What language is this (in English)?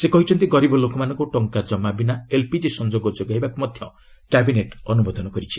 Odia